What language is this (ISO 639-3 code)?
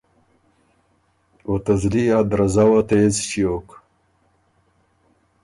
oru